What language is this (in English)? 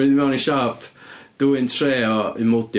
Welsh